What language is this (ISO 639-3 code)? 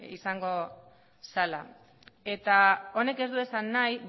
eus